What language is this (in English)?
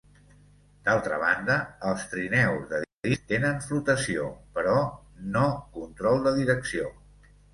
Catalan